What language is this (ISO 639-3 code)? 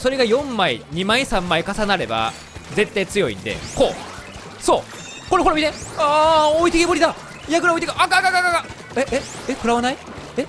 jpn